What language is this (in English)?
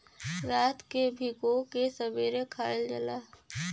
Bhojpuri